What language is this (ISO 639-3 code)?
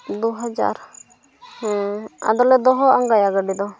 sat